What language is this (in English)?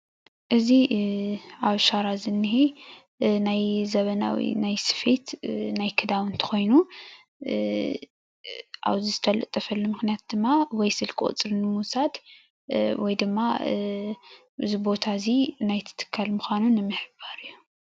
Tigrinya